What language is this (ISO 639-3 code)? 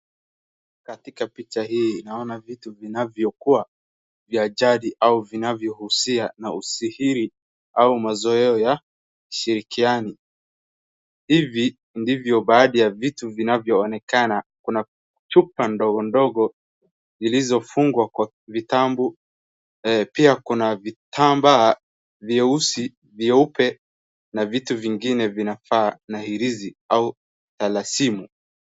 swa